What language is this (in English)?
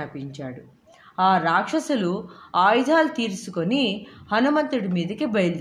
Telugu